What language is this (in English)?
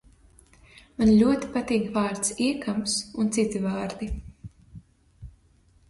Latvian